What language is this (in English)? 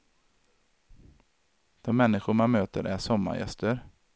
Swedish